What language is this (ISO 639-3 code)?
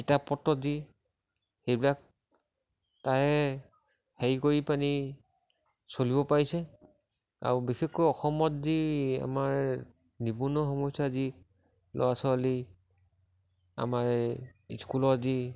asm